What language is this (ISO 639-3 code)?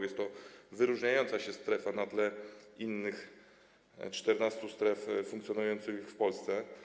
pol